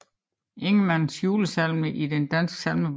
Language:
Danish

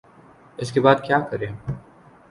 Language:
Urdu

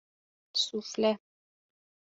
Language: Persian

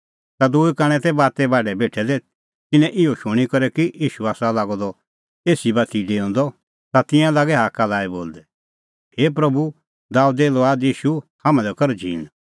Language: Kullu Pahari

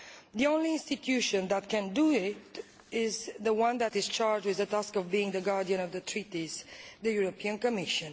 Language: English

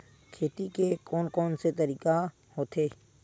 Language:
Chhattisgarhi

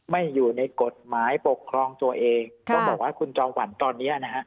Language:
Thai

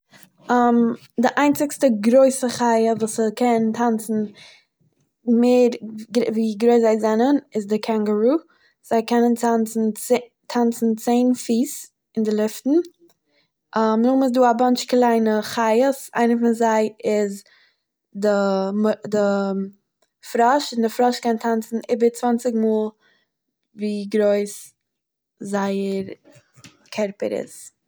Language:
Yiddish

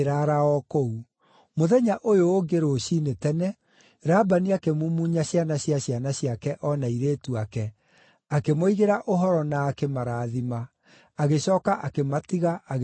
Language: Kikuyu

